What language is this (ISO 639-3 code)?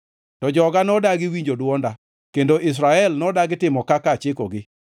luo